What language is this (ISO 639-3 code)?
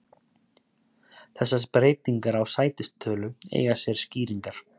isl